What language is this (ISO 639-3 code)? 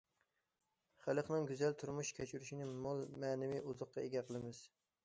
uig